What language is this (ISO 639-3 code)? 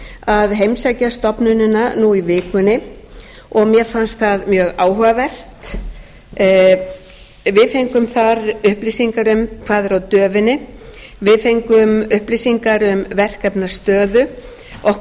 isl